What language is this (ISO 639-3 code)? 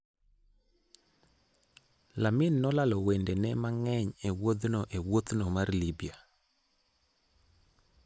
luo